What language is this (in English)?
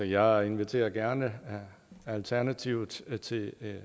Danish